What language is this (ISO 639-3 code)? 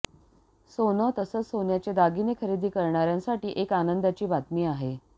mar